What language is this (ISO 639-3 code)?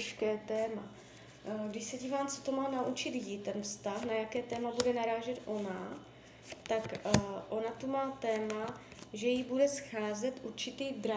ces